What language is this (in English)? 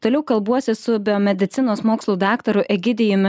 Lithuanian